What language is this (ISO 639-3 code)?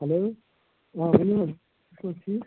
kas